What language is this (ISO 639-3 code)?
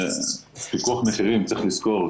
heb